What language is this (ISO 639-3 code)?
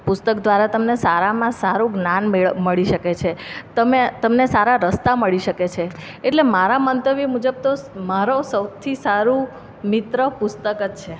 guj